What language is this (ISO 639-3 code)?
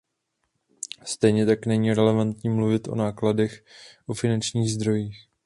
ces